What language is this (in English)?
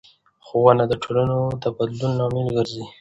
Pashto